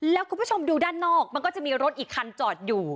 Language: Thai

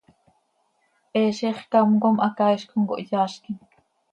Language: Seri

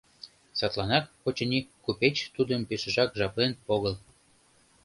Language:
Mari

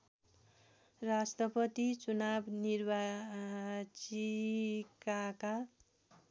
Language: Nepali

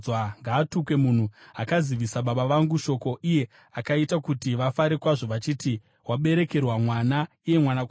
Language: Shona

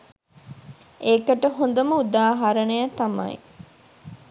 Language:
Sinhala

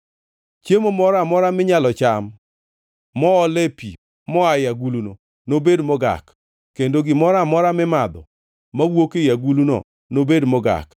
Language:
Luo (Kenya and Tanzania)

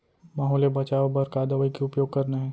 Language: Chhattisgarhi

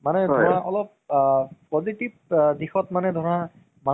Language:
Assamese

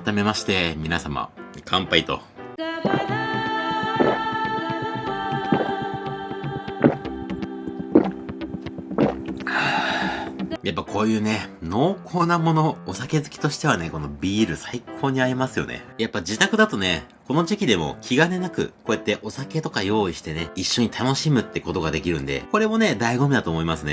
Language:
Japanese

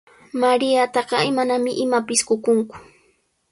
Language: Sihuas Ancash Quechua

